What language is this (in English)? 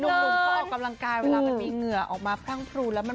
Thai